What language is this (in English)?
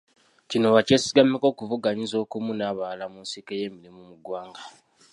Ganda